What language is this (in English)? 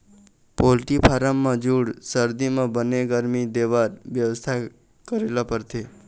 Chhattisgarhi